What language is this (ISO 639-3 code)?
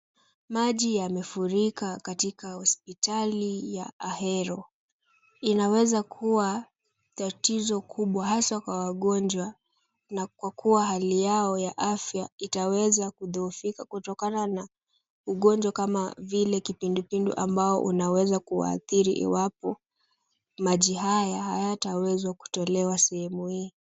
swa